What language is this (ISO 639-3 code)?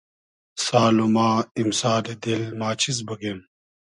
haz